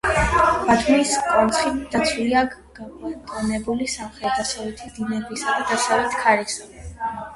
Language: Georgian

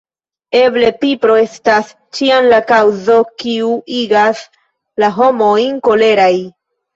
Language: Esperanto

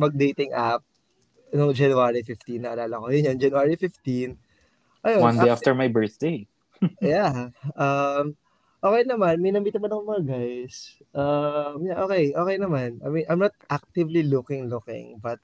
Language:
Filipino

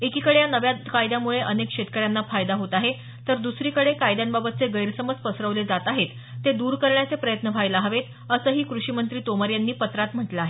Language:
Marathi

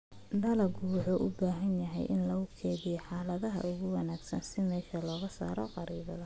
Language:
Somali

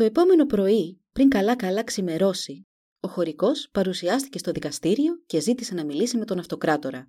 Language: Greek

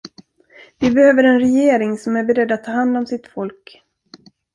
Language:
Swedish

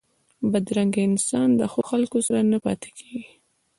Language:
Pashto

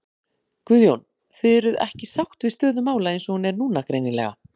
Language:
Icelandic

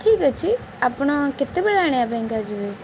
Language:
Odia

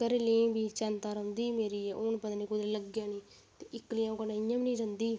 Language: Dogri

